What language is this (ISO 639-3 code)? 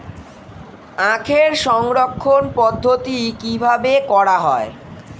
ben